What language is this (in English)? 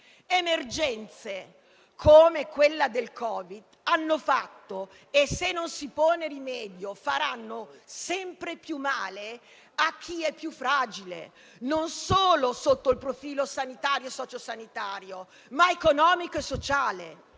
Italian